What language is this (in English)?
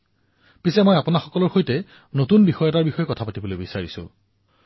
Assamese